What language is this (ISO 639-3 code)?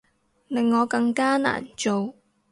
yue